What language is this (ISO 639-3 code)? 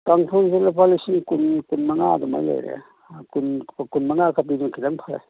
mni